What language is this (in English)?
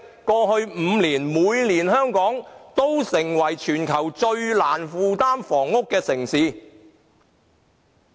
Cantonese